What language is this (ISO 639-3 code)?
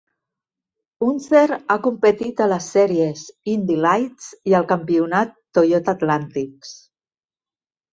cat